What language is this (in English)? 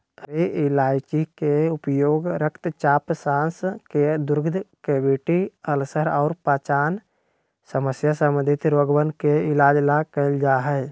Magahi